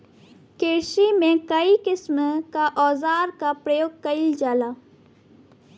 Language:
Bhojpuri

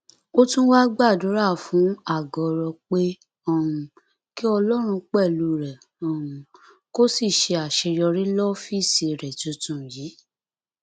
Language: Yoruba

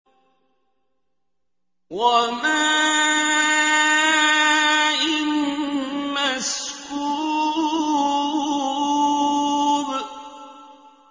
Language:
Arabic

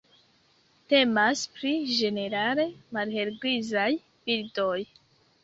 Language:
Esperanto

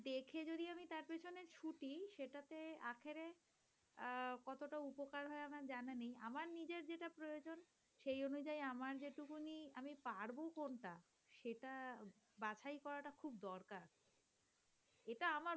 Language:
Bangla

